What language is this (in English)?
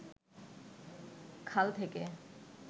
Bangla